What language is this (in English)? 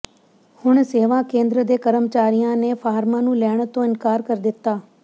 Punjabi